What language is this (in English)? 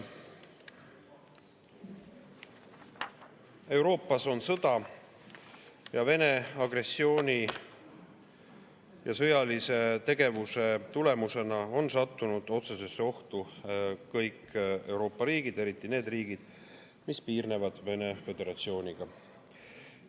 Estonian